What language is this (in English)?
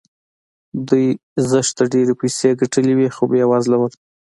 Pashto